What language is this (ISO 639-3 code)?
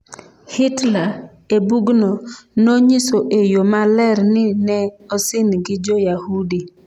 luo